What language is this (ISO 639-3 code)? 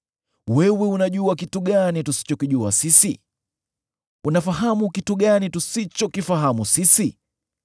swa